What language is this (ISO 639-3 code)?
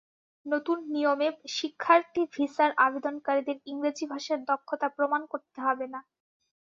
ben